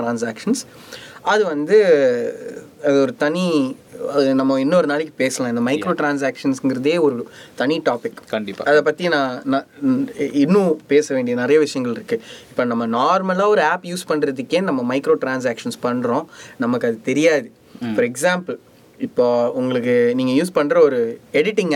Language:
Tamil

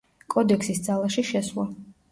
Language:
Georgian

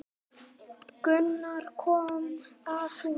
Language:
Icelandic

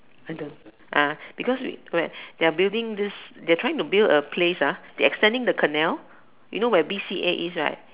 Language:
English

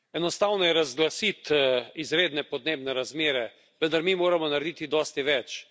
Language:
Slovenian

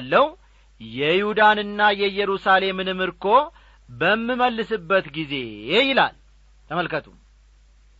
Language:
Amharic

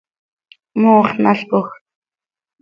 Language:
Seri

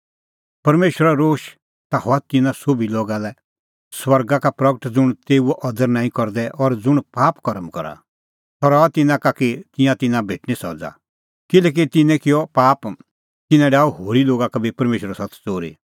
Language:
Kullu Pahari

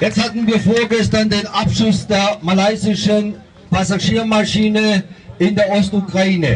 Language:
German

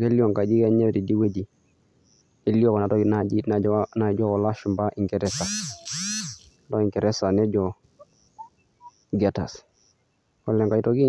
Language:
Masai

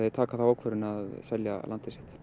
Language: Icelandic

